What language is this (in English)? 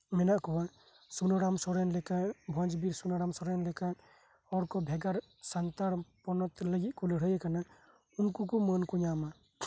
Santali